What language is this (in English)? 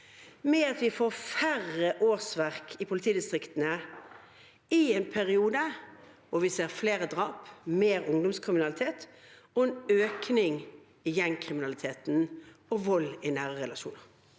Norwegian